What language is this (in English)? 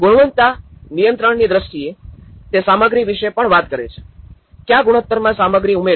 Gujarati